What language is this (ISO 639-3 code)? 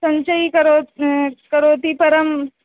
san